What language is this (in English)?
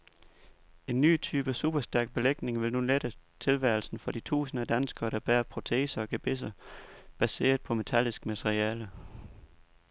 Danish